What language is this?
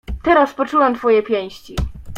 Polish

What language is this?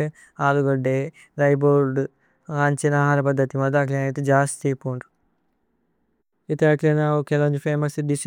Tulu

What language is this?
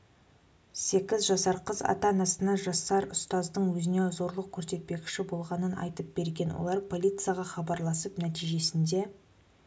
Kazakh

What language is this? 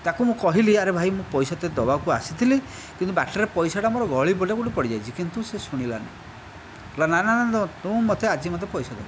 Odia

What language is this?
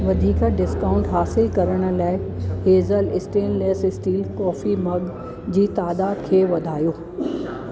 Sindhi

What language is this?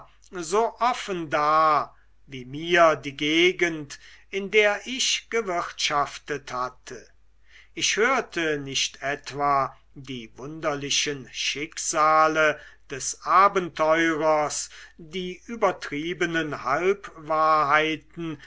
German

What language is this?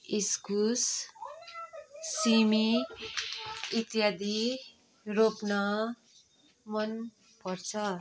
Nepali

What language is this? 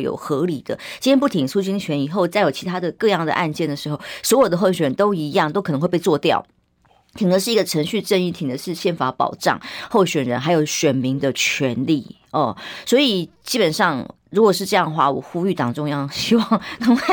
Chinese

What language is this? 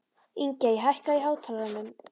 Icelandic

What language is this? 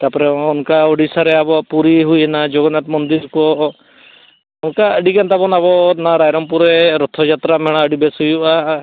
Santali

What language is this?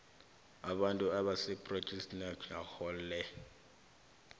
South Ndebele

